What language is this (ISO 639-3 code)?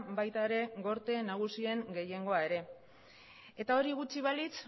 eus